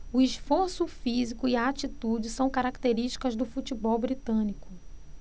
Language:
Portuguese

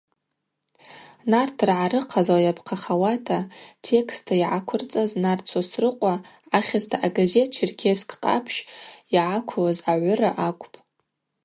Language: Abaza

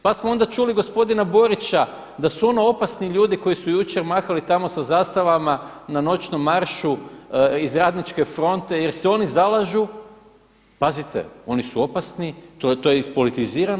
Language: Croatian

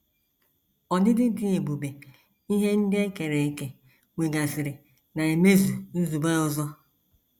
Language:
Igbo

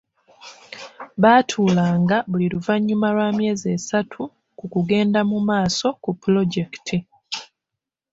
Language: Ganda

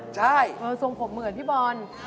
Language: Thai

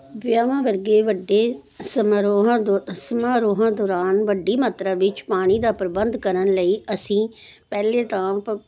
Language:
Punjabi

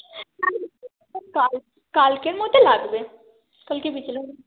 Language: Bangla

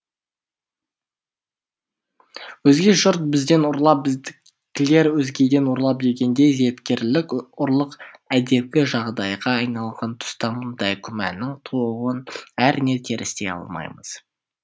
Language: Kazakh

